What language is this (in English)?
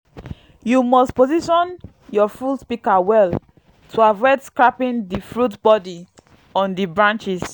Nigerian Pidgin